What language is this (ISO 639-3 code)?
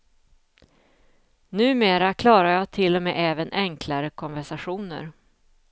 swe